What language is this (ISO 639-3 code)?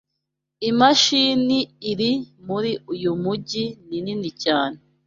kin